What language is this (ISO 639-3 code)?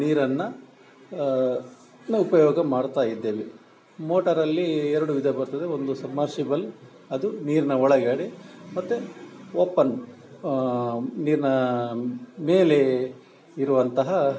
kan